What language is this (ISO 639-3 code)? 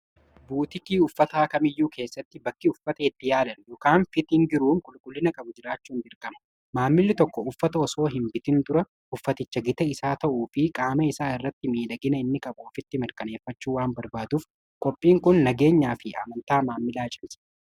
orm